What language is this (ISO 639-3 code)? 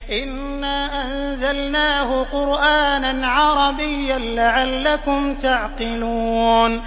ara